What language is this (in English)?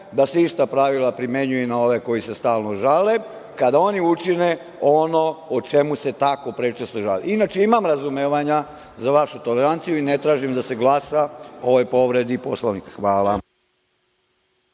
Serbian